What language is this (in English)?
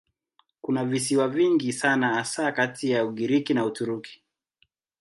Swahili